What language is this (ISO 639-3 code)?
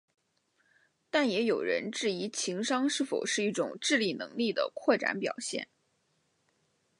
zho